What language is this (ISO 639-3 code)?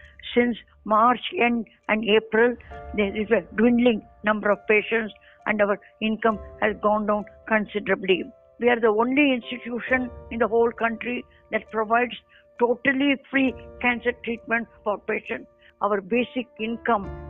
tam